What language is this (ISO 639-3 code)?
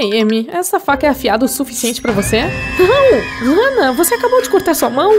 por